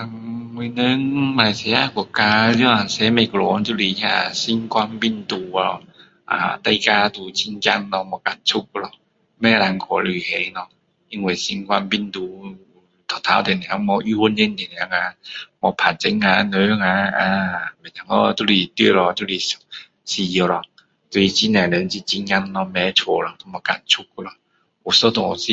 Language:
Min Dong Chinese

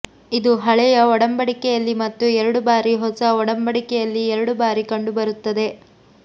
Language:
Kannada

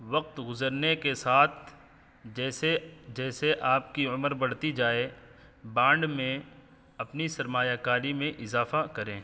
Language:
Urdu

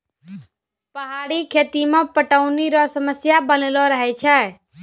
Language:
Maithili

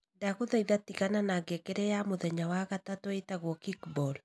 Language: Kikuyu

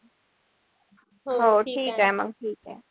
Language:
Marathi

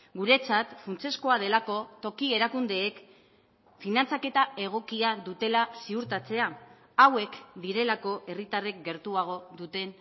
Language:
Basque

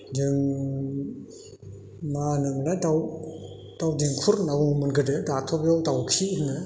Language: Bodo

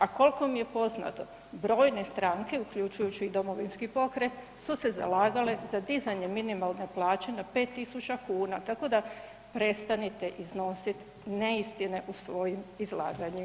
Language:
Croatian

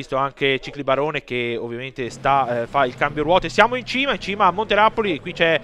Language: Italian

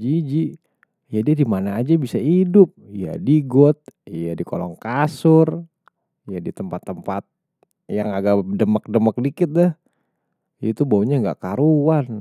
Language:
Betawi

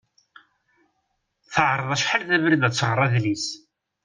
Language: Kabyle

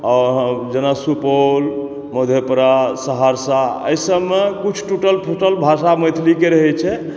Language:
Maithili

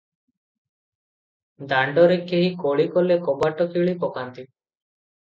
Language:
Odia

